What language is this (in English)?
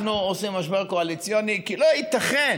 Hebrew